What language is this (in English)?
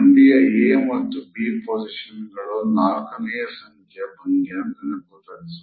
Kannada